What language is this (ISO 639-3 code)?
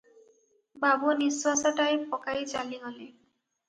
ori